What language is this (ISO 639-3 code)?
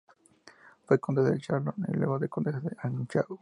spa